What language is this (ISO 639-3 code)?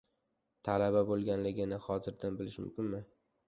uzb